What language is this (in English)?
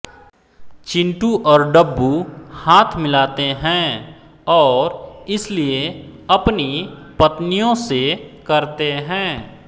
Hindi